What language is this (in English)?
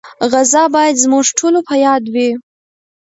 Pashto